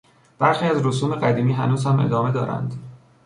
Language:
Persian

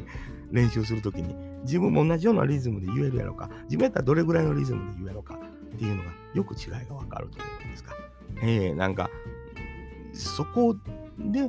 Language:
Japanese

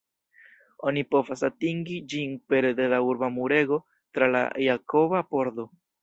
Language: Esperanto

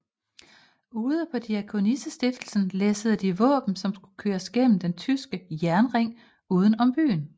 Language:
Danish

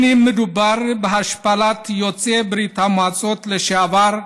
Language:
Hebrew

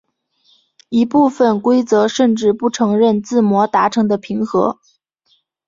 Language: Chinese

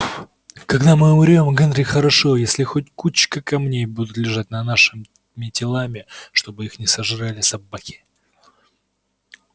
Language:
Russian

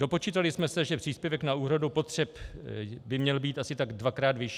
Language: Czech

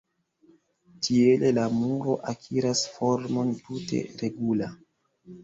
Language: Esperanto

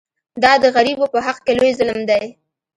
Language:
Pashto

